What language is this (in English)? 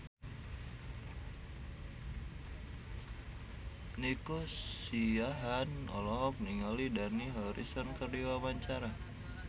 Sundanese